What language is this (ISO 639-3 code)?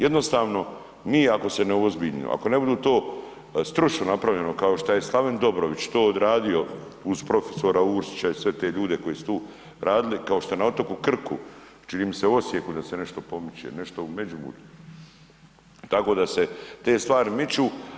hrv